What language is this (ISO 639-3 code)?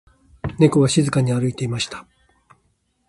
jpn